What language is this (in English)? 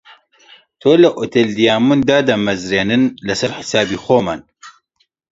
Central Kurdish